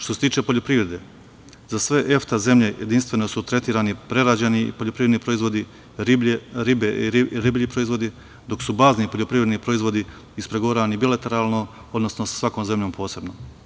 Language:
Serbian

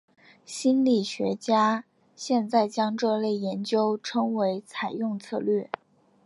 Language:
Chinese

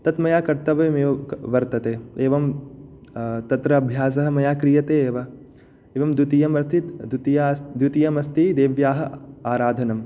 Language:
Sanskrit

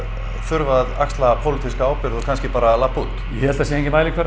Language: Icelandic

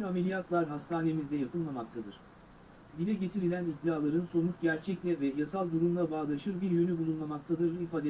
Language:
Turkish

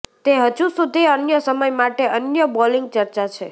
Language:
Gujarati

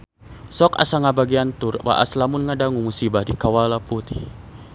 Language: Sundanese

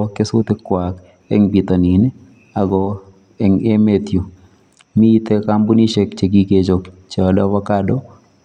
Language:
Kalenjin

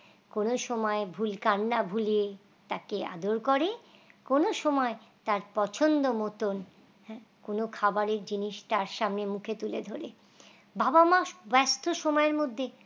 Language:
Bangla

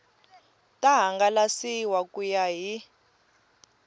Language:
Tsonga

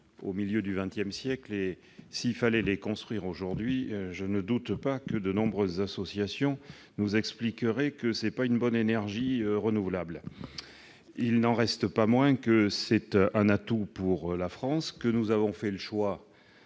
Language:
French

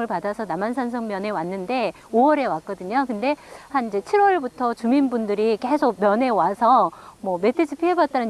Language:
Korean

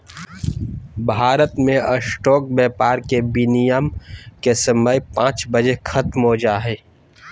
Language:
Magahi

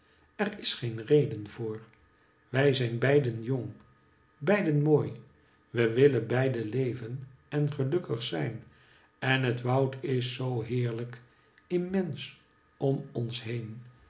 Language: Dutch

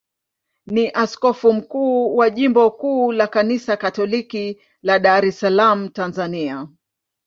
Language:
Swahili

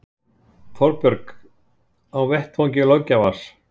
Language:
Icelandic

